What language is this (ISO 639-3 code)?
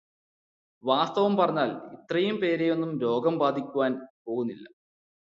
mal